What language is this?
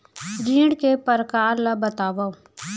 Chhattisgarhi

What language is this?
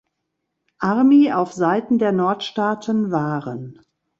German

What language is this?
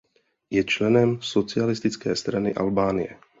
Czech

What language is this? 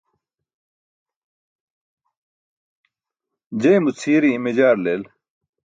Burushaski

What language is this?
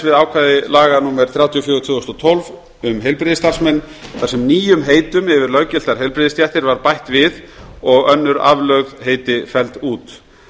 Icelandic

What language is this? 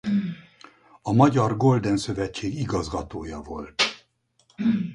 Hungarian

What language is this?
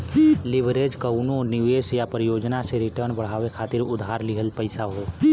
Bhojpuri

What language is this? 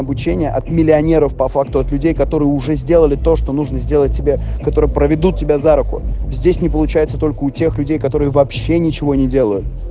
Russian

